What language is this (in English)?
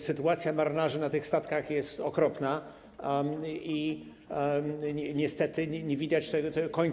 Polish